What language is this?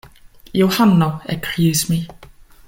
Esperanto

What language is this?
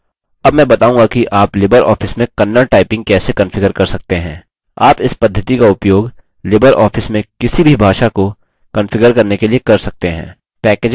Hindi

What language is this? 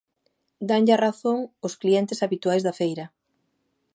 Galician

